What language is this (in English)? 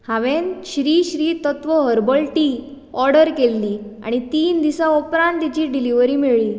Konkani